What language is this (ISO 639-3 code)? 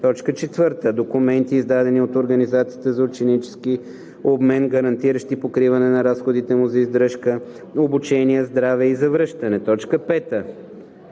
bul